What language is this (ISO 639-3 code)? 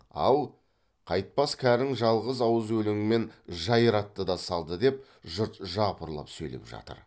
kaz